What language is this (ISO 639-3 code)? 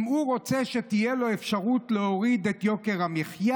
heb